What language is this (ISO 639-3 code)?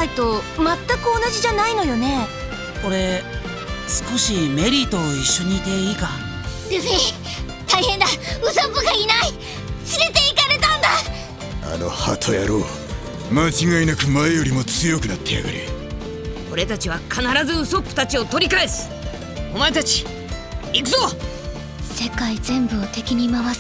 jpn